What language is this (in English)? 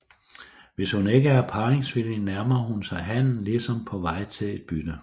Danish